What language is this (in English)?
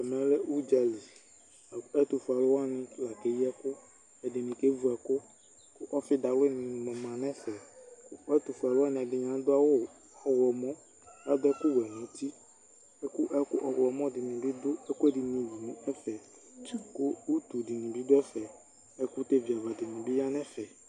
Ikposo